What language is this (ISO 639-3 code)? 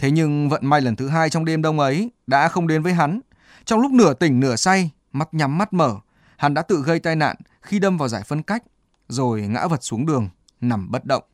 vie